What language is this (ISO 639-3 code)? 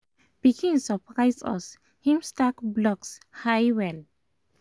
pcm